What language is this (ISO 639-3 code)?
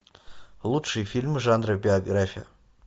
rus